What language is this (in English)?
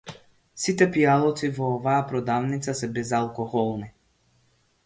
Macedonian